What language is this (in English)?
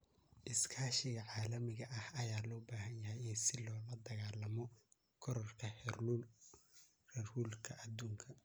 Somali